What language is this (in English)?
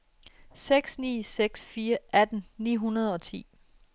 Danish